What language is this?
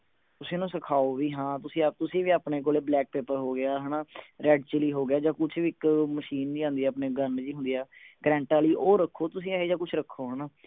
Punjabi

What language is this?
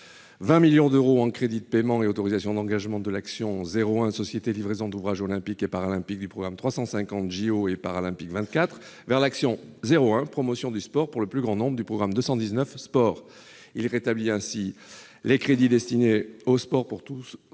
French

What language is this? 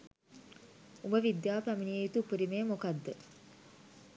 Sinhala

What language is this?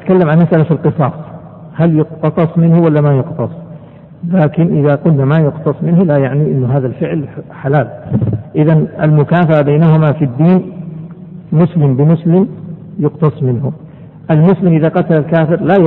Arabic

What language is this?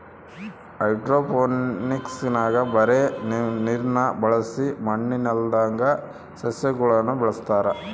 Kannada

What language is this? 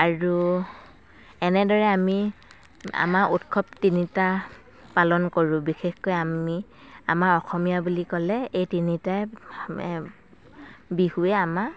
Assamese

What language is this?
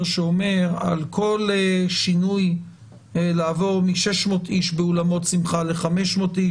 Hebrew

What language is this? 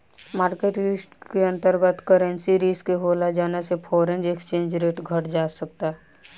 Bhojpuri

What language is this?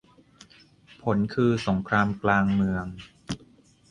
Thai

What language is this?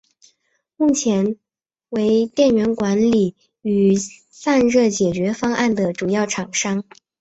Chinese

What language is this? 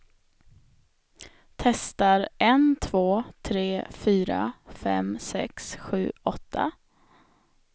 Swedish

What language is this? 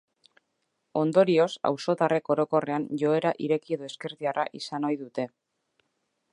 Basque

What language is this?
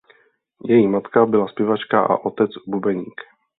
Czech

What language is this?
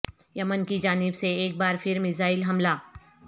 Urdu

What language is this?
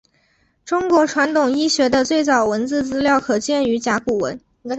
Chinese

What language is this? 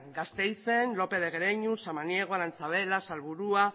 Basque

